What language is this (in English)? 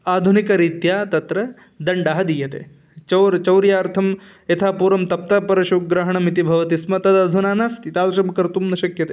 Sanskrit